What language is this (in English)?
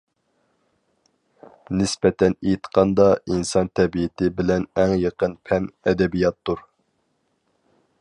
Uyghur